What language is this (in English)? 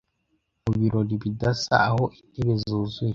Kinyarwanda